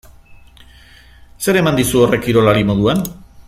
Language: Basque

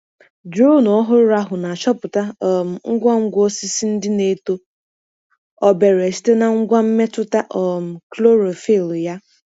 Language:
Igbo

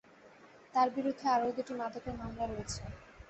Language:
Bangla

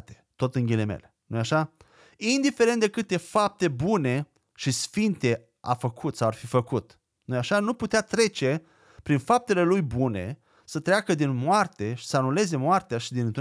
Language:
Romanian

